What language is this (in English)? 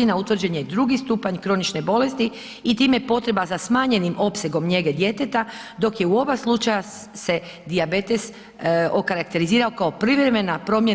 Croatian